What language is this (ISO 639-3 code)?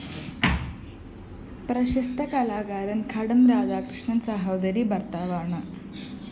mal